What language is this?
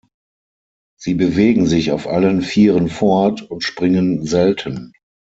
German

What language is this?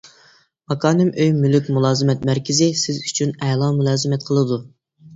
Uyghur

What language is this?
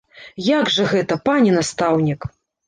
Belarusian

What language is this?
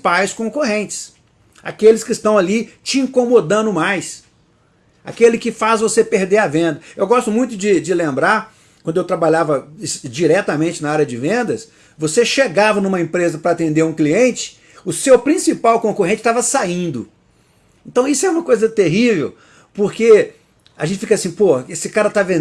Portuguese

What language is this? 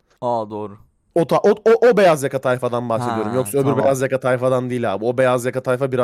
Turkish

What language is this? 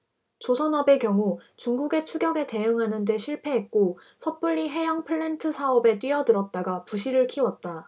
Korean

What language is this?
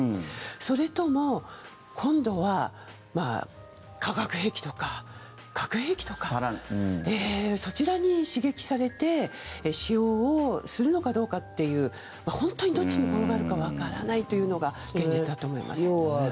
Japanese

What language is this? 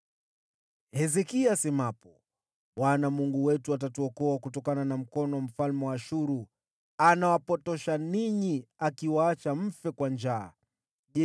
Swahili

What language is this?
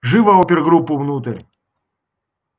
Russian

